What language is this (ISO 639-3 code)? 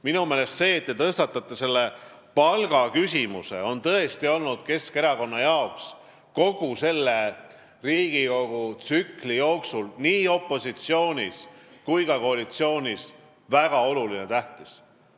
est